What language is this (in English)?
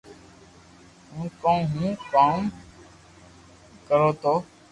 Loarki